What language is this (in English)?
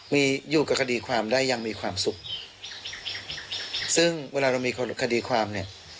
Thai